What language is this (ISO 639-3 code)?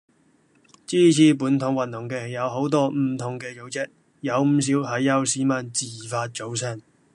yue